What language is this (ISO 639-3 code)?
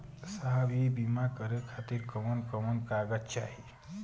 bho